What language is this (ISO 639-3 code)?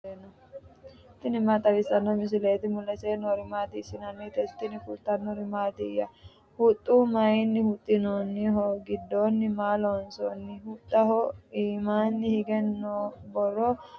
sid